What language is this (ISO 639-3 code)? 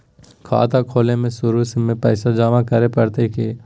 mag